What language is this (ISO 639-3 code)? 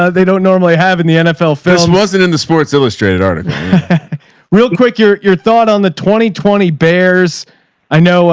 eng